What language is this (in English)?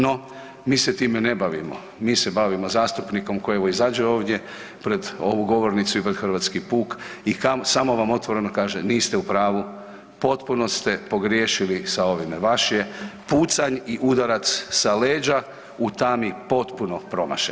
Croatian